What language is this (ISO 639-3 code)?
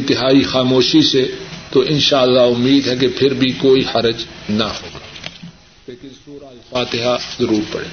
urd